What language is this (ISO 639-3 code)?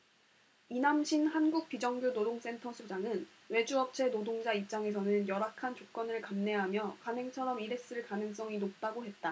kor